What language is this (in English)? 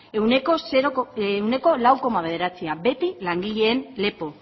Basque